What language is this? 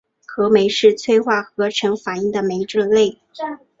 Chinese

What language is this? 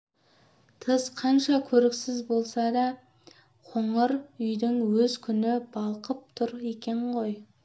Kazakh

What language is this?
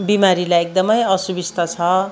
Nepali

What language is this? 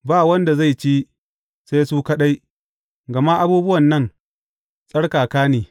Hausa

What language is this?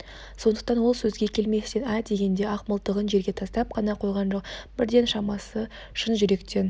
Kazakh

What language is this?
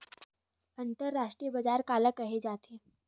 Chhattisgarhi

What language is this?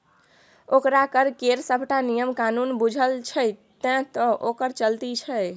Maithili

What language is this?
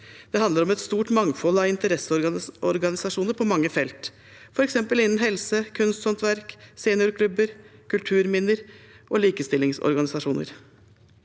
Norwegian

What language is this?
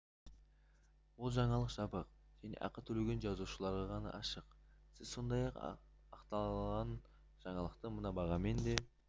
Kazakh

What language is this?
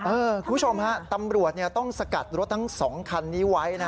Thai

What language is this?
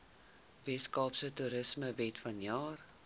Afrikaans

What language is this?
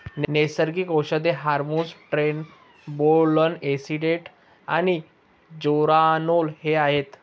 Marathi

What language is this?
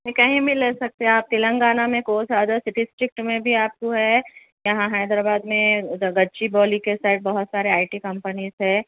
Urdu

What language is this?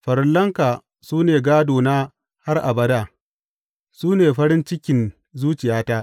Hausa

